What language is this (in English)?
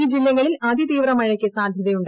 Malayalam